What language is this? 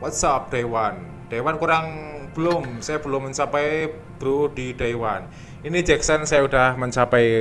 Indonesian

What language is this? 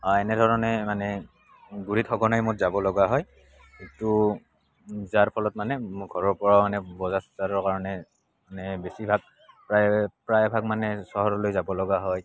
Assamese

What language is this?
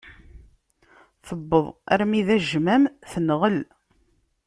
Kabyle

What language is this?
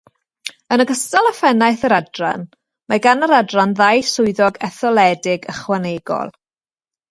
Welsh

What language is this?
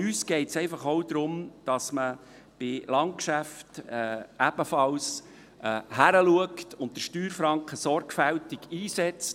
Swiss German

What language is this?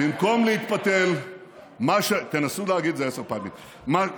Hebrew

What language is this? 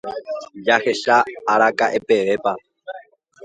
Guarani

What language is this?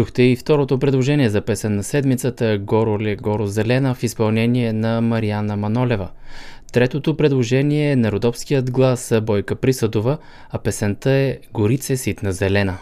Bulgarian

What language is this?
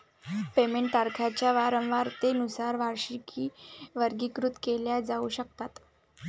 Marathi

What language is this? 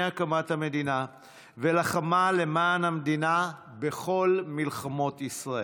Hebrew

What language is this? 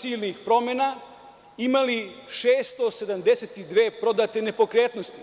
Serbian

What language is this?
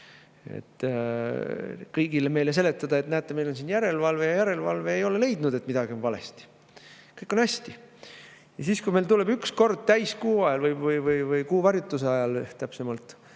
Estonian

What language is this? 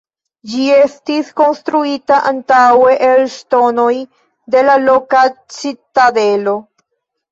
Esperanto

